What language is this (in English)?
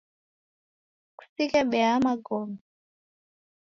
Taita